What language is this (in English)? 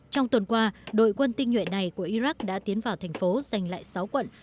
Vietnamese